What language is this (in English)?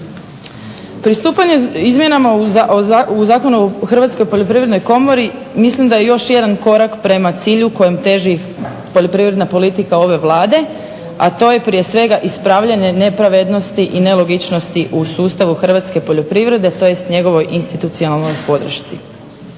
Croatian